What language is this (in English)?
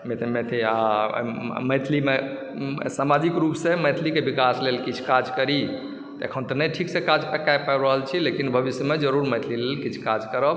Maithili